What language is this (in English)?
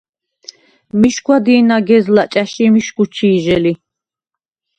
Svan